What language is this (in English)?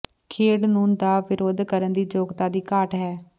Punjabi